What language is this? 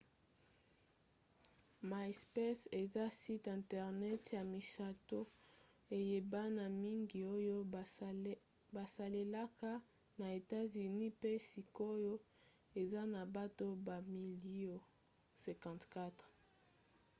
Lingala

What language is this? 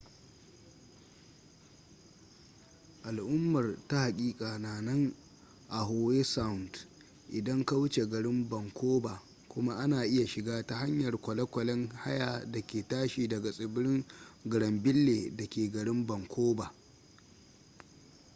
Hausa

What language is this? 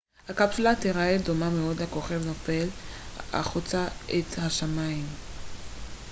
Hebrew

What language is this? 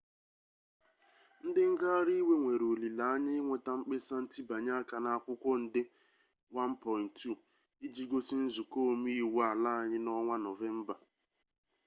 Igbo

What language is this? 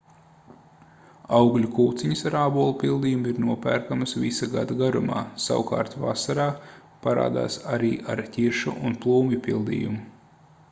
Latvian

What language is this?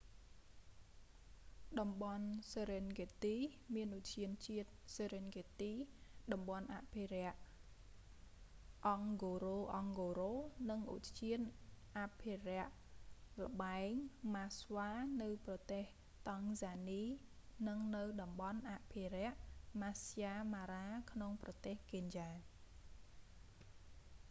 Khmer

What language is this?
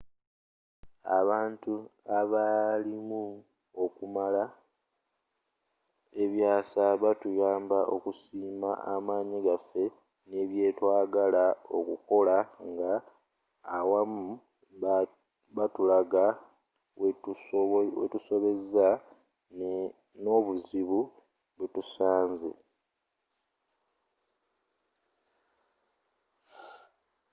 Ganda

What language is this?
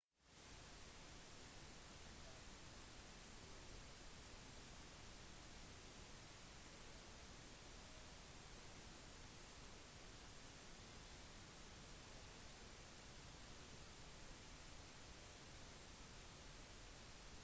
Norwegian Bokmål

